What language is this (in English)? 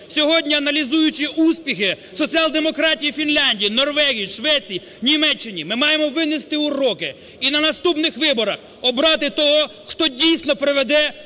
Ukrainian